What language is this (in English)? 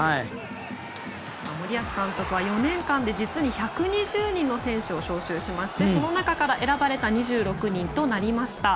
Japanese